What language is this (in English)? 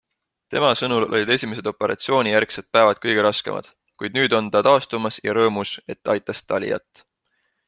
Estonian